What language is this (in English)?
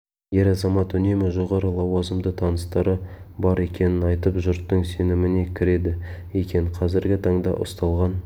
Kazakh